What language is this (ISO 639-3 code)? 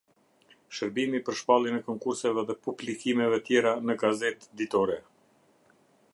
sqi